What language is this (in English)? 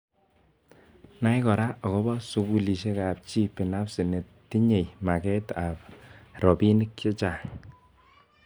Kalenjin